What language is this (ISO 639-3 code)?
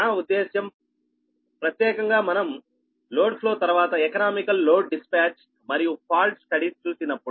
tel